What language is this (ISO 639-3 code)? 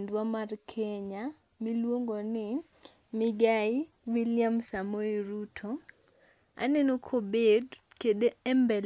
luo